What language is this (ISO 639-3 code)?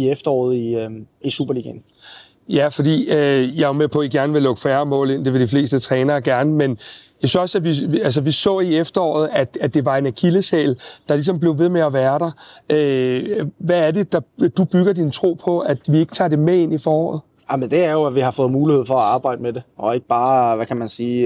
dan